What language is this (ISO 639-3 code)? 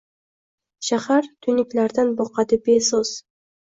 uzb